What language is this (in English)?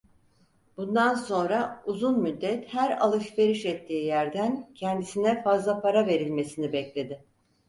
Turkish